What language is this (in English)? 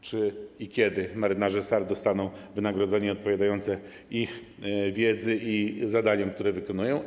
Polish